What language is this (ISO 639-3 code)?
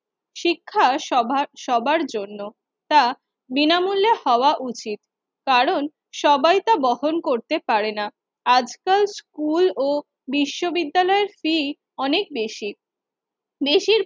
ben